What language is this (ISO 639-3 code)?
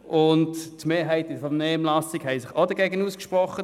gsw